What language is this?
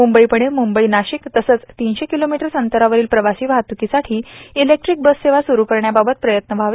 Marathi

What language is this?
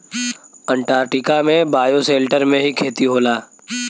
Bhojpuri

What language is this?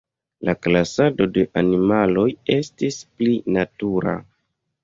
Esperanto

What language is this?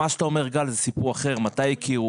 Hebrew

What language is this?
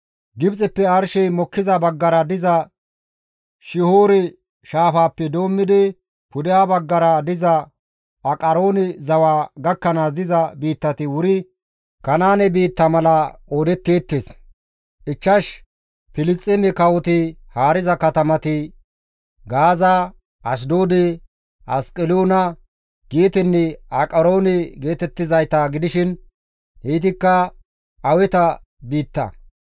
Gamo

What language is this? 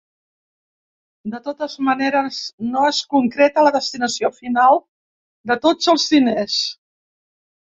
Catalan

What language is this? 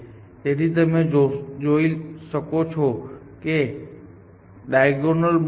Gujarati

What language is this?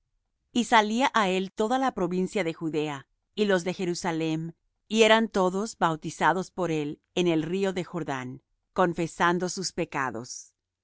Spanish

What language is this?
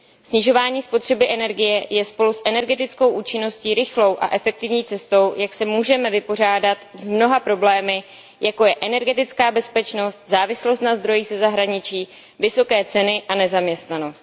Czech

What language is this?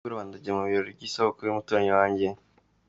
Kinyarwanda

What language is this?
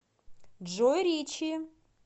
Russian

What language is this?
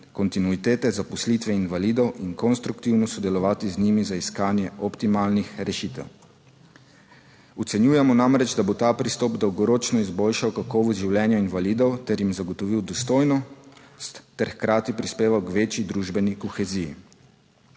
Slovenian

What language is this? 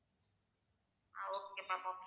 Tamil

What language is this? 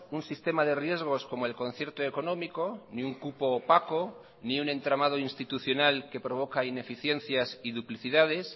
Spanish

